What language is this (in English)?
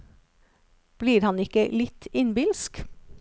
Norwegian